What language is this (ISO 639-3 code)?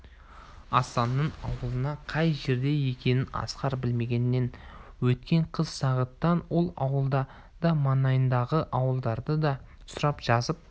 kaz